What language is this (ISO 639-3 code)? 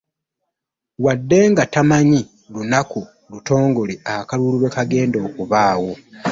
lug